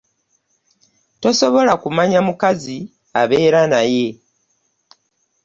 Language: Ganda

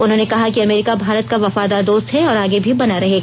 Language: Hindi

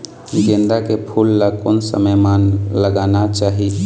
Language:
Chhattisgarhi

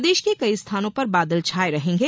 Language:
Hindi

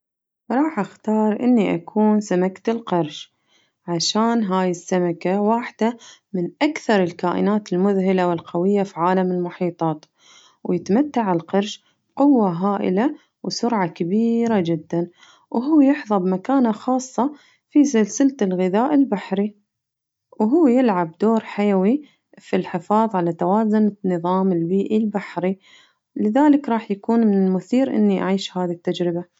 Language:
Najdi Arabic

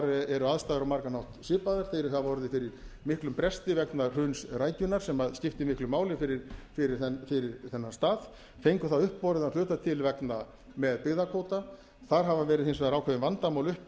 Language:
Icelandic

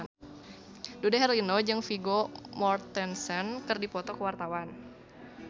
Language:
Sundanese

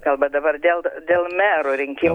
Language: Lithuanian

